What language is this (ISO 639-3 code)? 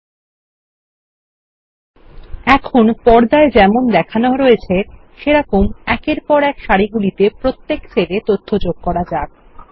ben